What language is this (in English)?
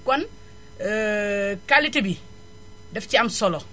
Wolof